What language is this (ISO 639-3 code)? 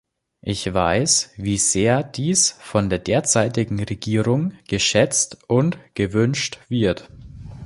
deu